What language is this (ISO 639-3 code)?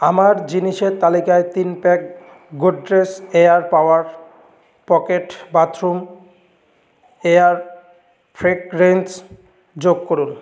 ben